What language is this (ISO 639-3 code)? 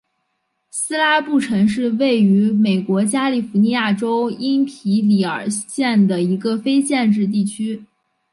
zho